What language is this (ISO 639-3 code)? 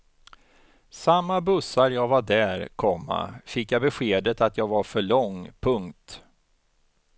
swe